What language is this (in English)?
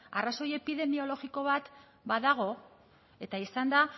Basque